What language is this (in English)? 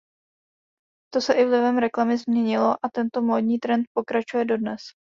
Czech